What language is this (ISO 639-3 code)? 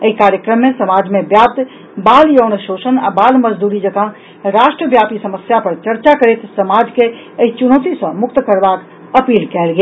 mai